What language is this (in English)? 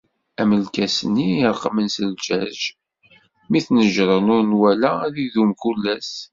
Kabyle